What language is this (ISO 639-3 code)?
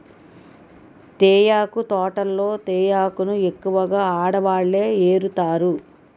tel